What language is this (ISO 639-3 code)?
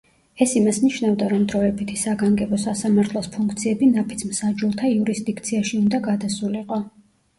kat